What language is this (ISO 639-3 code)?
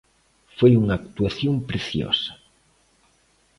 glg